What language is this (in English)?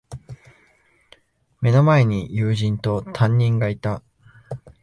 Japanese